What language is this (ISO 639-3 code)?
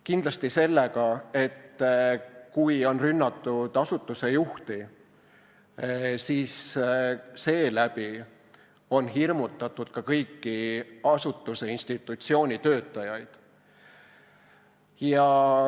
est